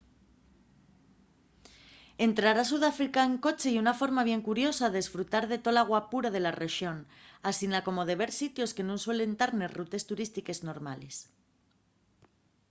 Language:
Asturian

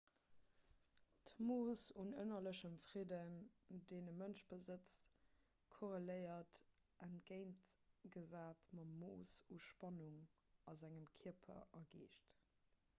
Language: Luxembourgish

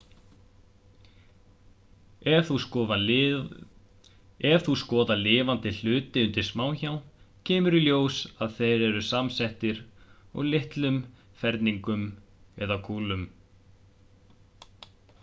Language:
Icelandic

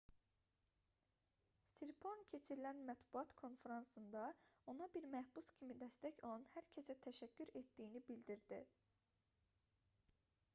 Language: Azerbaijani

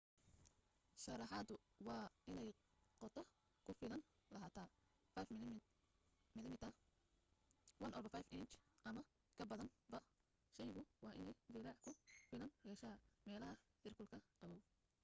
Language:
Somali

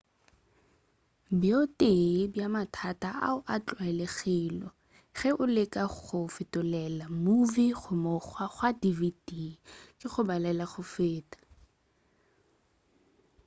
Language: Northern Sotho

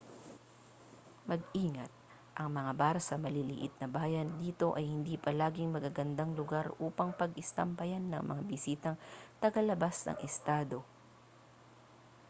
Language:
Filipino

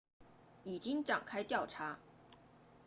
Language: Chinese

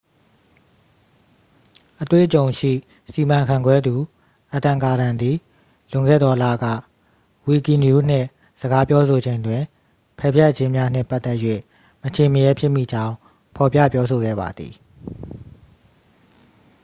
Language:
Burmese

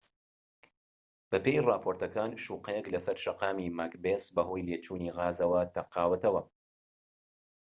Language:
Central Kurdish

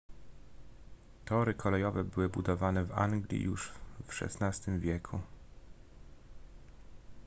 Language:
Polish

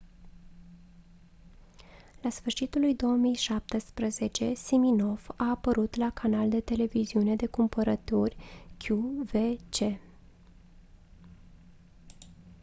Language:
Romanian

